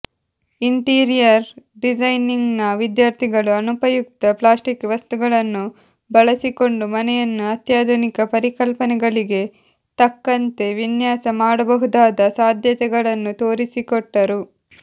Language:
Kannada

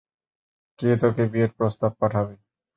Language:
Bangla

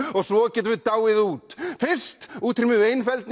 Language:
Icelandic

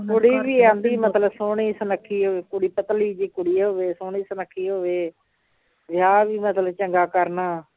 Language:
Punjabi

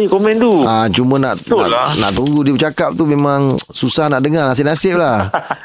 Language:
Malay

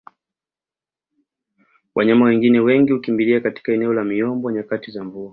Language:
Swahili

